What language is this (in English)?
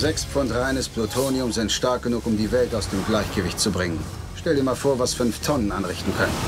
German